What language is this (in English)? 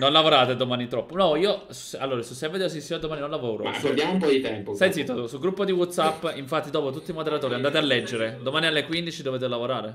Italian